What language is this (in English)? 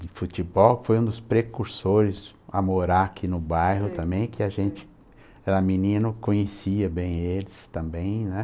Portuguese